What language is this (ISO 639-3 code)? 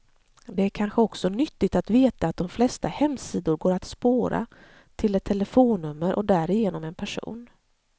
swe